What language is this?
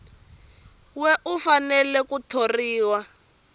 Tsonga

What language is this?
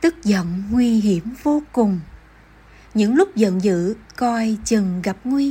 Vietnamese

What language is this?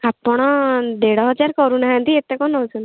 Odia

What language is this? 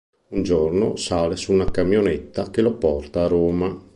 Italian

